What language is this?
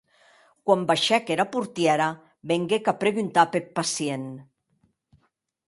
Occitan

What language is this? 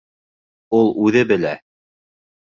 Bashkir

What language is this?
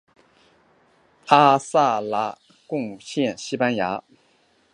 Chinese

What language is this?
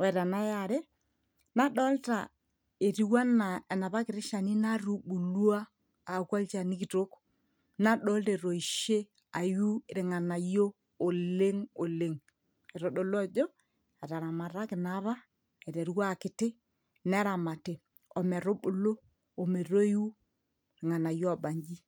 Masai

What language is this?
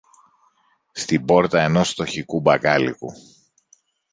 Greek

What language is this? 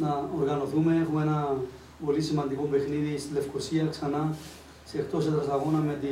Greek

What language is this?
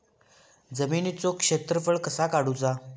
Marathi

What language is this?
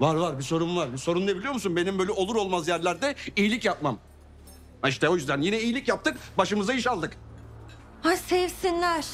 Turkish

